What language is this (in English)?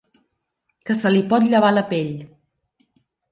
Catalan